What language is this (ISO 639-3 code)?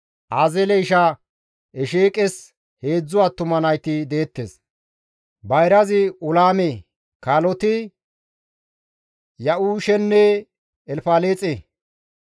gmv